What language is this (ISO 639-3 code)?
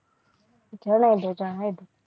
guj